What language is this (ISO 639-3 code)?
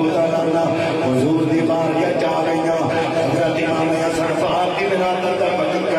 ara